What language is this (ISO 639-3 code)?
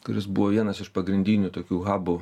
lit